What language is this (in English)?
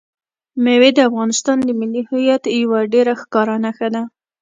Pashto